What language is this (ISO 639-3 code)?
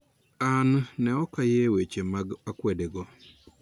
luo